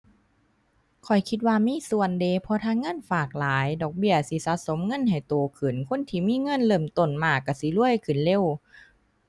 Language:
Thai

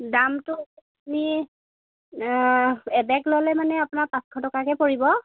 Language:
Assamese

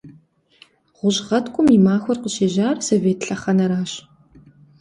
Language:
Kabardian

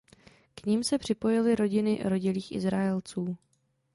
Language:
Czech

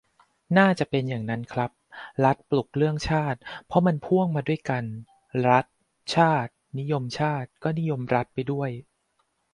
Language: Thai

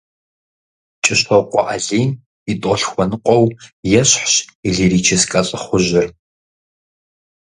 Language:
Kabardian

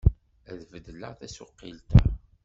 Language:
Kabyle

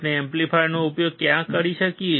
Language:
Gujarati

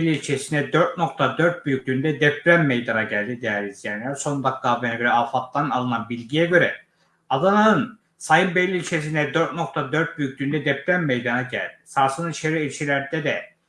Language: Turkish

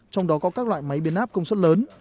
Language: Vietnamese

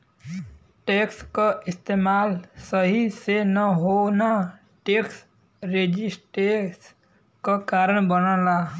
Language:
Bhojpuri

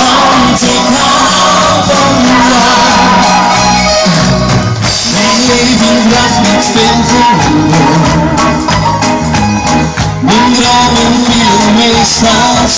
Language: Arabic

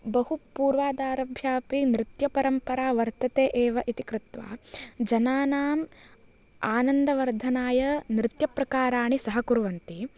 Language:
Sanskrit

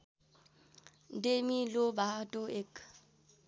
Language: Nepali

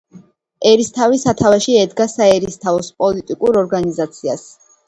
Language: Georgian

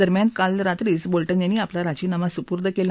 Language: Marathi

